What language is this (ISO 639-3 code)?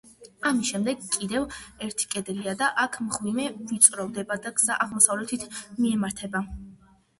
kat